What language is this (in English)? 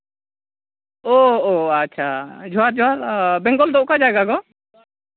Santali